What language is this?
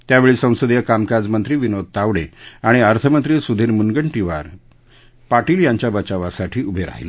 Marathi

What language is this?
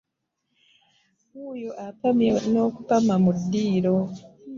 Ganda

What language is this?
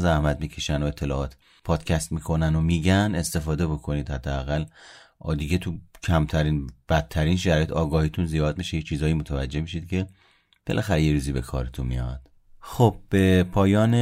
Persian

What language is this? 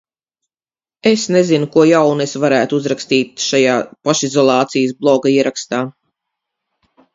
Latvian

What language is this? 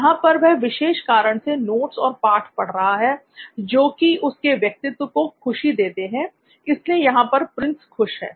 Hindi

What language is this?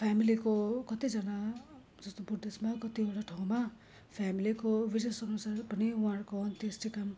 Nepali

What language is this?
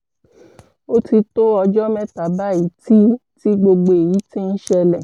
Yoruba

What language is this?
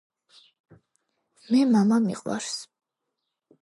Georgian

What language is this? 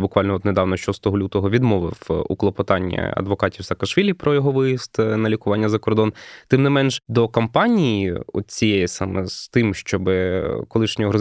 Ukrainian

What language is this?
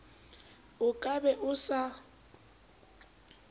Southern Sotho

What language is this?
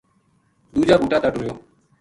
Gujari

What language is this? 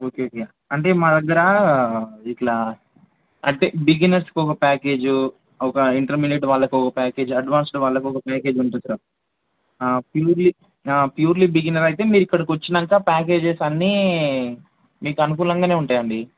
Telugu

